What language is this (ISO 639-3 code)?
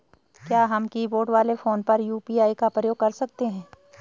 hin